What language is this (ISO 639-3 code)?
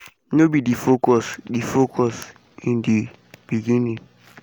pcm